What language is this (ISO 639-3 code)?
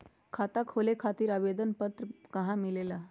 mag